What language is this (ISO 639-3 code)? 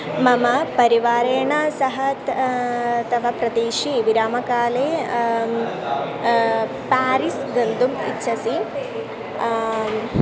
san